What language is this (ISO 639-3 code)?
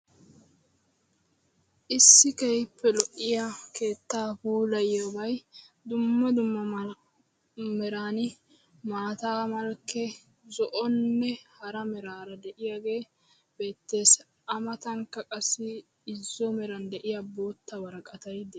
wal